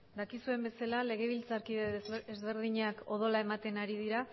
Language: Basque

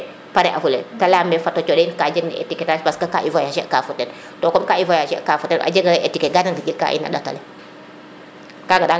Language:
Serer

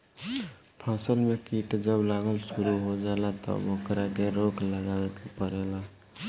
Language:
Bhojpuri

